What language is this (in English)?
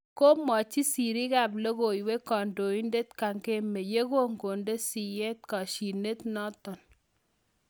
Kalenjin